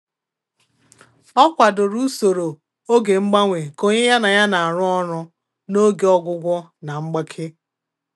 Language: Igbo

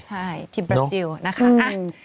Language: Thai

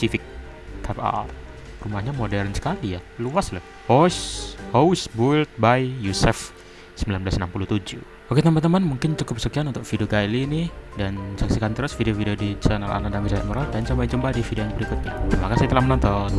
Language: Indonesian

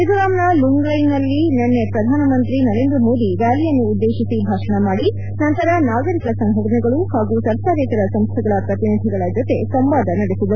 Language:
Kannada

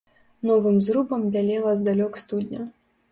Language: Belarusian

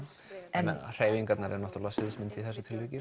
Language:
Icelandic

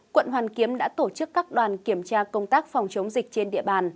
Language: Vietnamese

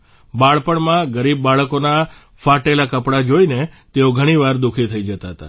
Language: Gujarati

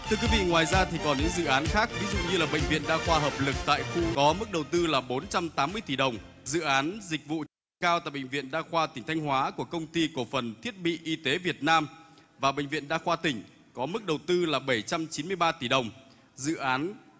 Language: Vietnamese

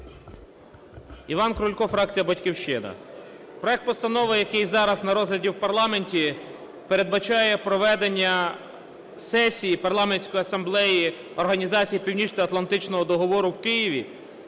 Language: Ukrainian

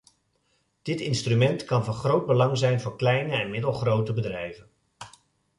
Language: Dutch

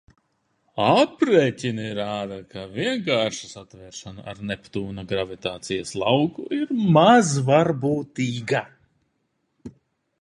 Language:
Latvian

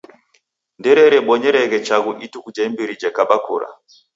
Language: Taita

